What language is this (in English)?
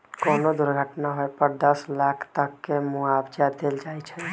Magahi